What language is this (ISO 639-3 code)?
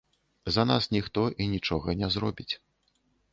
bel